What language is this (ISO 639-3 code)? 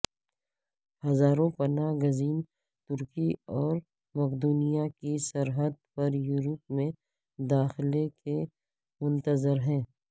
urd